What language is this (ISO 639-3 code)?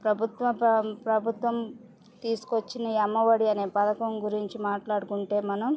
tel